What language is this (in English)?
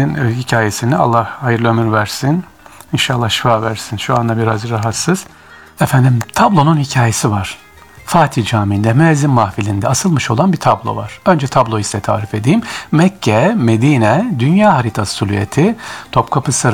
Turkish